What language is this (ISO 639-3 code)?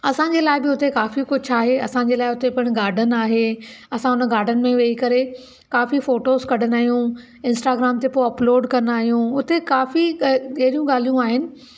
snd